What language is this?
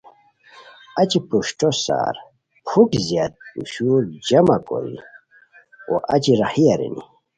Khowar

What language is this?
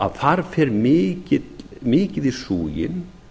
Icelandic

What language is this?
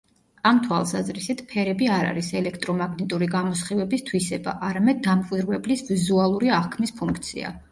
Georgian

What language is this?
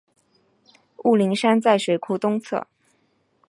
Chinese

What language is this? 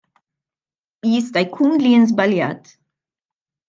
Maltese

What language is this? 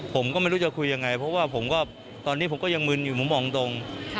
Thai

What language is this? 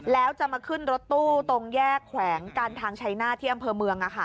Thai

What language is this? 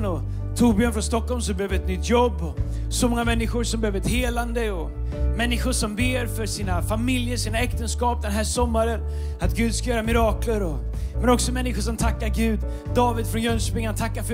Swedish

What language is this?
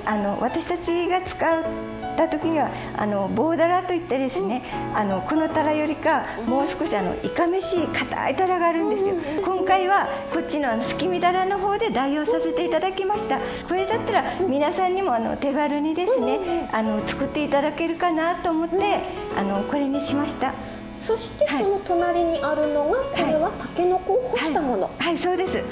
Japanese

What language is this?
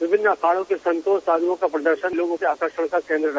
Hindi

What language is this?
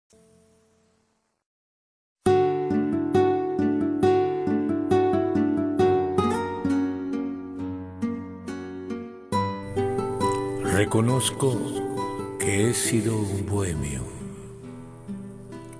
Spanish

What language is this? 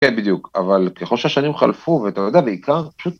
Hebrew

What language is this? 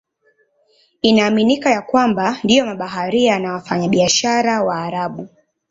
Swahili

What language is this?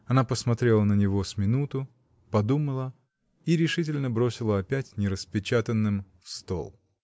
Russian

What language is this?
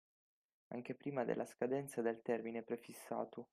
Italian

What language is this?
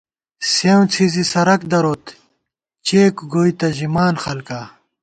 Gawar-Bati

